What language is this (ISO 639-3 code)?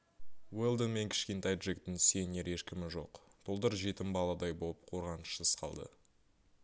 kaz